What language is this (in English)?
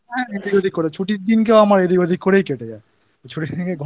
Bangla